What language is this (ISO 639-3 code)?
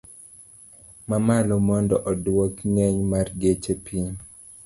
luo